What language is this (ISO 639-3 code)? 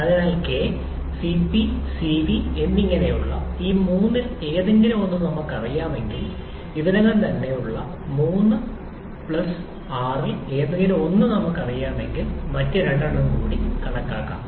mal